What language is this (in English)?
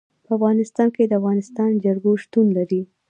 Pashto